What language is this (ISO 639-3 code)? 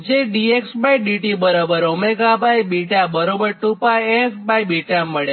guj